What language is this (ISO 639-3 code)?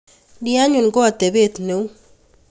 kln